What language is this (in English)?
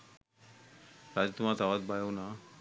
Sinhala